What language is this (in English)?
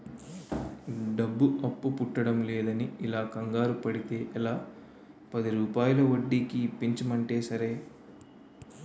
Telugu